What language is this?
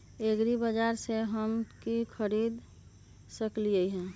Magahi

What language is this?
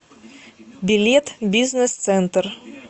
Russian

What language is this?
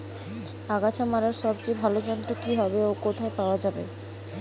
Bangla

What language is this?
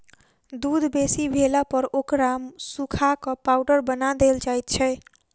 Maithili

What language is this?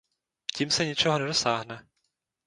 Czech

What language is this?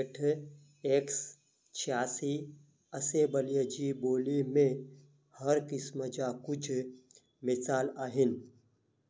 Sindhi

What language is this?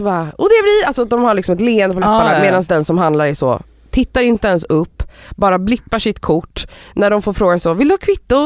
Swedish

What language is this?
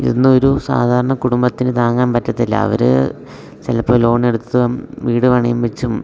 Malayalam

